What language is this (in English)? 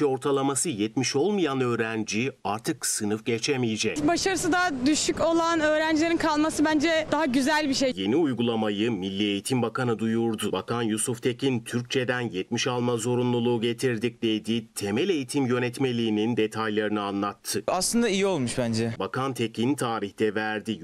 Turkish